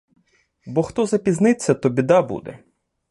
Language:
Ukrainian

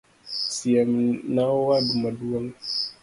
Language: Luo (Kenya and Tanzania)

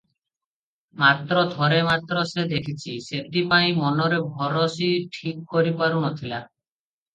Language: Odia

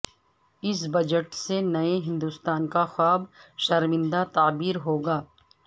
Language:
Urdu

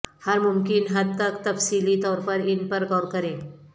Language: Urdu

